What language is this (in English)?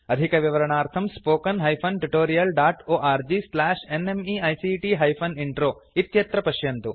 Sanskrit